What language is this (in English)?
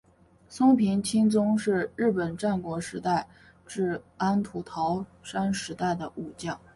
Chinese